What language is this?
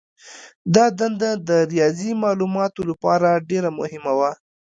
Pashto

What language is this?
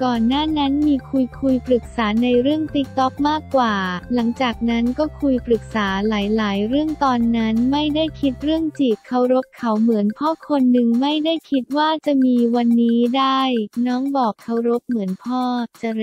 Thai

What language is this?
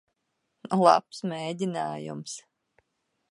Latvian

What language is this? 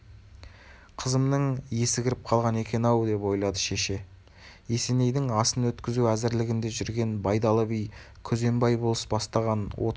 Kazakh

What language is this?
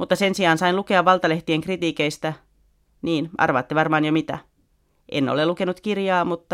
Finnish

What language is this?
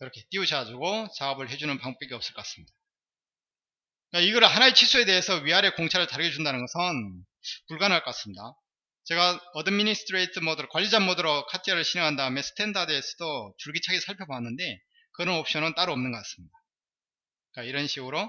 Korean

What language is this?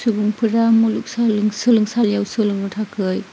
Bodo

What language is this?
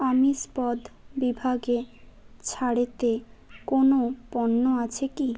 Bangla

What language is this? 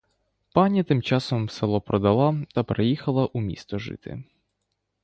Ukrainian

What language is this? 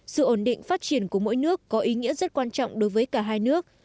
Vietnamese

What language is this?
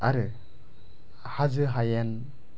Bodo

